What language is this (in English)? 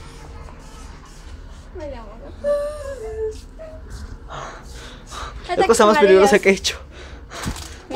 Spanish